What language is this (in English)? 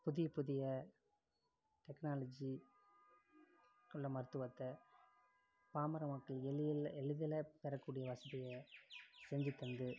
Tamil